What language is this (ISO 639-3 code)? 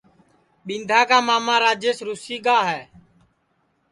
ssi